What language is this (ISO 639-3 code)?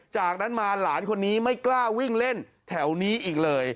tha